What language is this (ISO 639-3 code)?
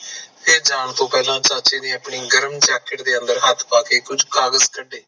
pan